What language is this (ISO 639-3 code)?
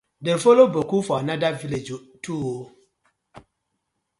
pcm